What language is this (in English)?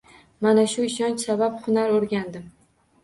Uzbek